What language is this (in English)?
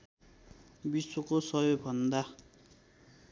Nepali